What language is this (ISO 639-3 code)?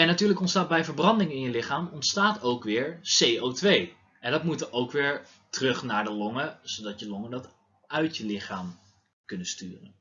nld